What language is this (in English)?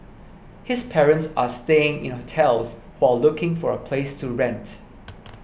English